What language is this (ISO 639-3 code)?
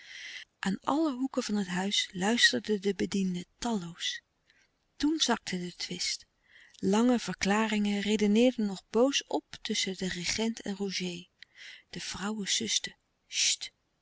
nld